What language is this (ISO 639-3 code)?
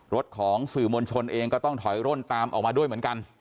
tha